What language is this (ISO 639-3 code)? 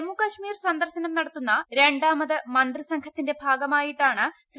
mal